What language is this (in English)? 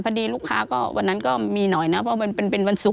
Thai